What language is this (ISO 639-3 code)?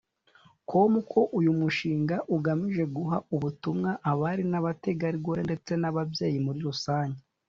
kin